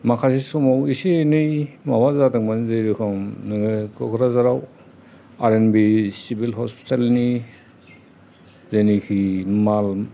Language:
Bodo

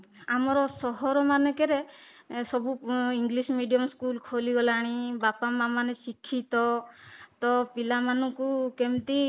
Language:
Odia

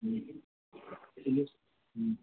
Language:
Urdu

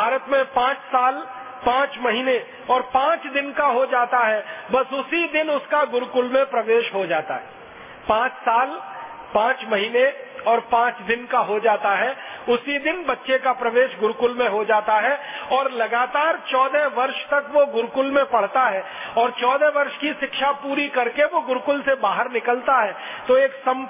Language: Hindi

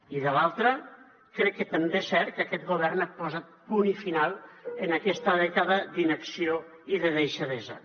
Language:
Catalan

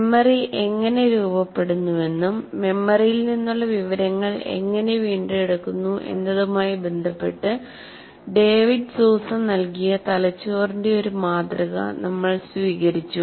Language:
Malayalam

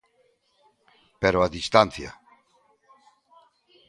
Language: Galician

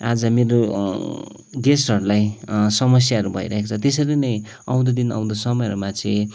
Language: Nepali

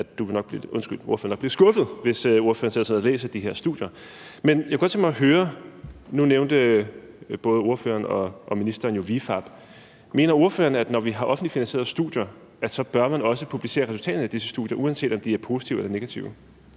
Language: Danish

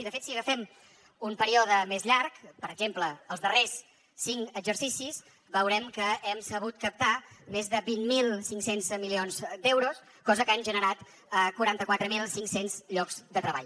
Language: Catalan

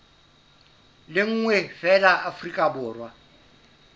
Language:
Southern Sotho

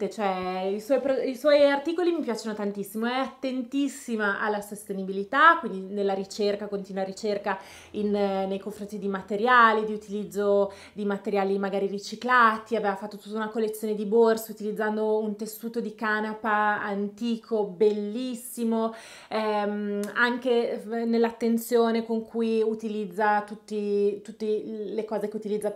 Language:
Italian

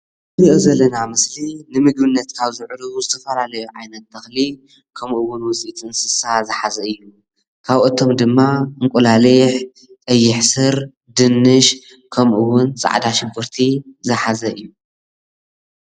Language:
Tigrinya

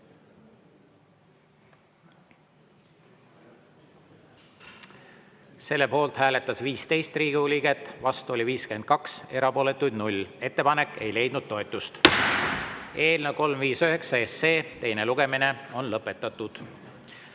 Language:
Estonian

